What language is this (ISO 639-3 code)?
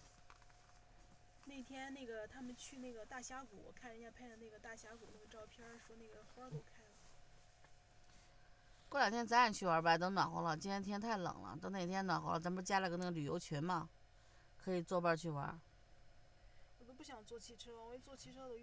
zho